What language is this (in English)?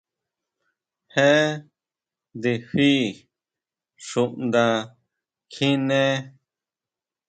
Huautla Mazatec